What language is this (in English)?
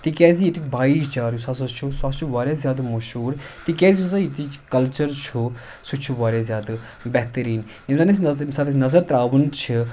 Kashmiri